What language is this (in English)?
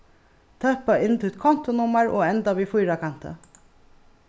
Faroese